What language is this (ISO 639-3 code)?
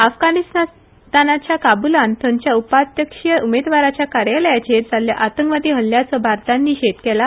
kok